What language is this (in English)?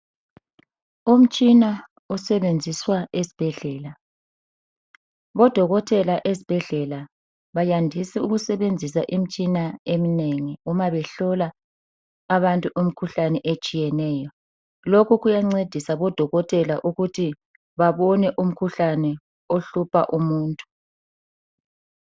North Ndebele